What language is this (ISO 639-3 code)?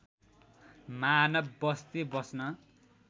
nep